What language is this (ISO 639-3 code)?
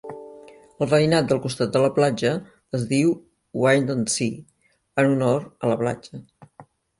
cat